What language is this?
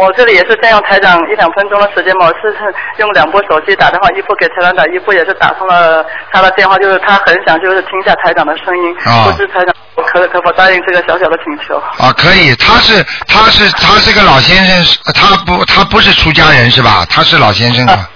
Chinese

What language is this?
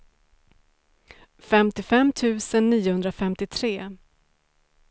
Swedish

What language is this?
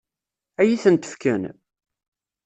Kabyle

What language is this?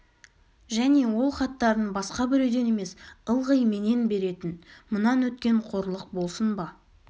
Kazakh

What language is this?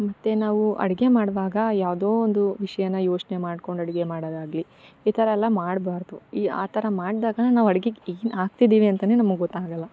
Kannada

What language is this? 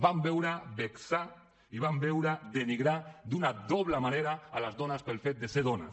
Catalan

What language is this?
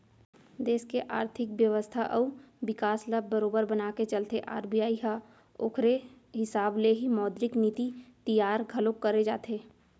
Chhattisgarhi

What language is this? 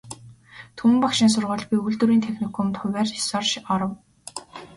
Mongolian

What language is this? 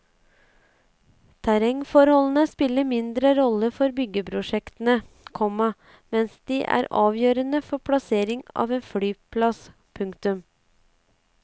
Norwegian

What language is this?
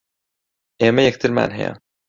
Central Kurdish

